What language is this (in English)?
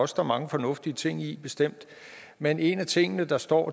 Danish